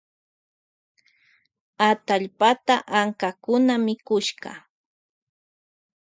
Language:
Loja Highland Quichua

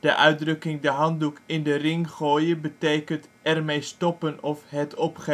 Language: Dutch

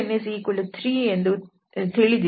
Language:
Kannada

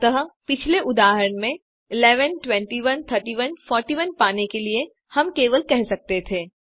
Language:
Hindi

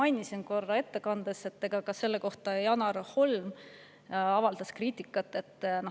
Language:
Estonian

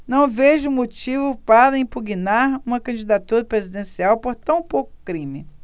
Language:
Portuguese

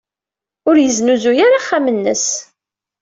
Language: Kabyle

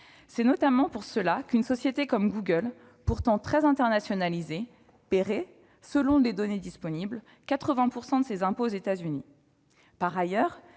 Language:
French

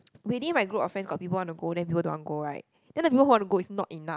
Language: English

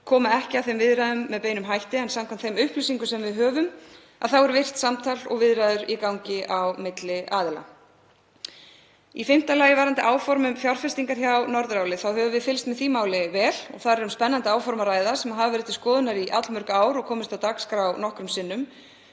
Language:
Icelandic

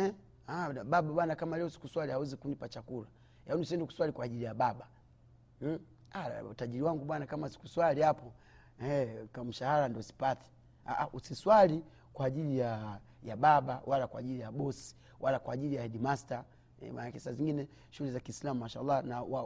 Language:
Swahili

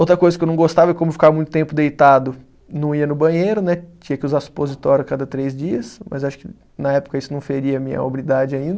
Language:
Portuguese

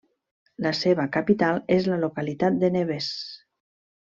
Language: Catalan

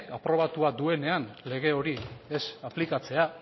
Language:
Basque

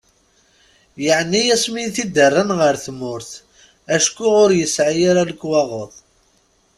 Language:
Kabyle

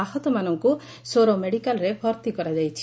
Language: Odia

